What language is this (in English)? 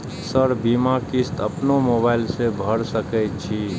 Maithili